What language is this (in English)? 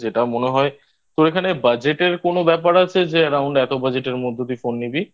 Bangla